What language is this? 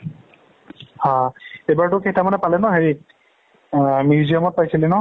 Assamese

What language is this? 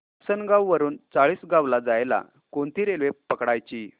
Marathi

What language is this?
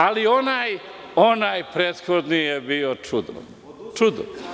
Serbian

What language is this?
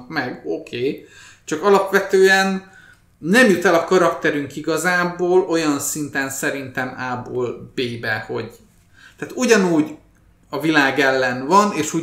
Hungarian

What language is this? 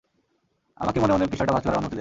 Bangla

